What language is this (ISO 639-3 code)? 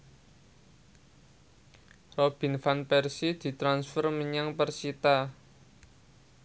jav